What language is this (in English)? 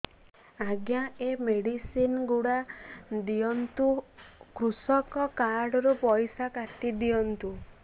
Odia